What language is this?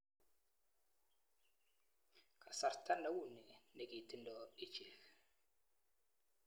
Kalenjin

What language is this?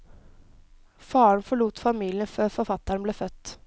Norwegian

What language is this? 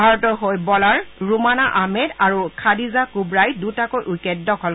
Assamese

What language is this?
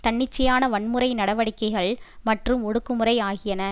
Tamil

